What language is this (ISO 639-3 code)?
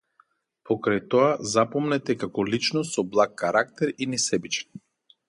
mkd